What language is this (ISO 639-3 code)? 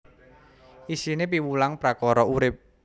jav